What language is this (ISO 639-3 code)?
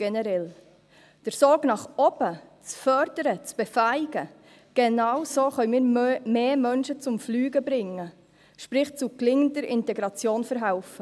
gsw